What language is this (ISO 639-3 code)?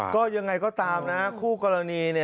tha